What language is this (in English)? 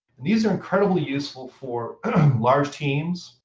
English